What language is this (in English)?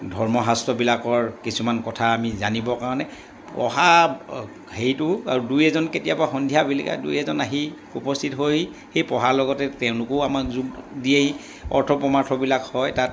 Assamese